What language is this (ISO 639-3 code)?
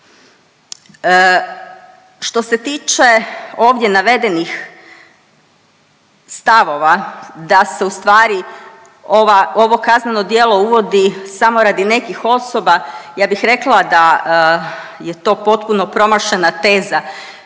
hrv